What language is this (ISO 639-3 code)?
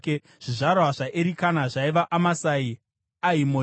sna